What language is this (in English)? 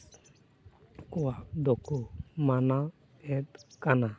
Santali